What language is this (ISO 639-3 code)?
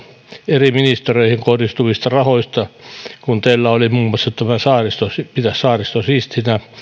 fin